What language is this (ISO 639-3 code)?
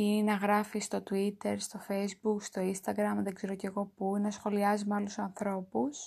ell